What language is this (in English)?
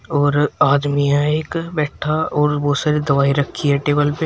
Hindi